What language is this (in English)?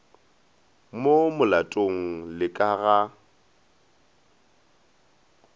Northern Sotho